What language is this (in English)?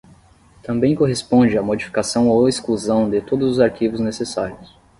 Portuguese